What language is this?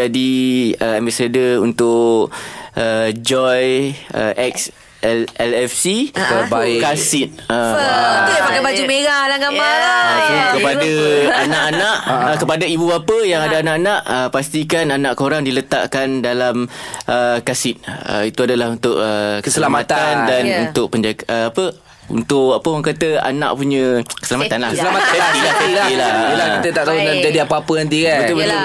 Malay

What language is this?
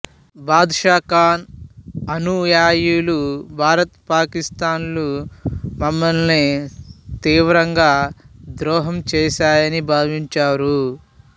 Telugu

